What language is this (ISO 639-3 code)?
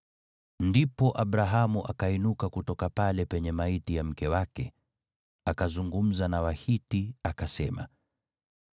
swa